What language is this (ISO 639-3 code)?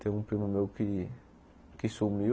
por